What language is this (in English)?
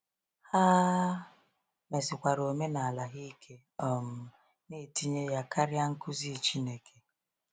Igbo